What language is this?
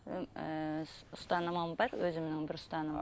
Kazakh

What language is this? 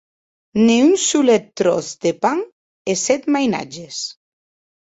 Occitan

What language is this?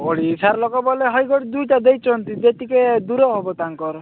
Odia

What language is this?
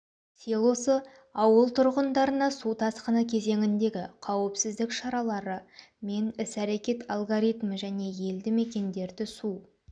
Kazakh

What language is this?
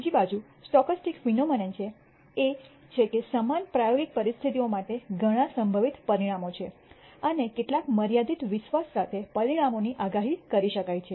Gujarati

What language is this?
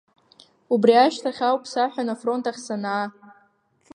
Abkhazian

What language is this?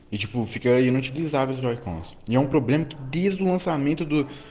Russian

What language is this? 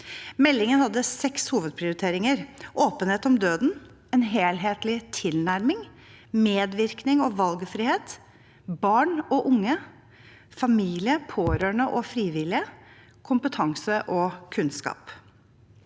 Norwegian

